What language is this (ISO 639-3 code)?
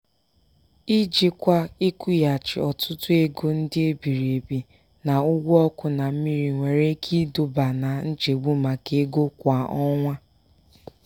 ibo